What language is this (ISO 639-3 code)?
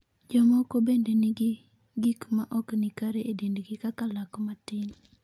luo